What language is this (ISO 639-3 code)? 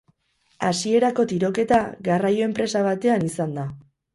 eus